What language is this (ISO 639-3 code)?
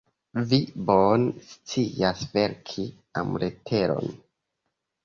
epo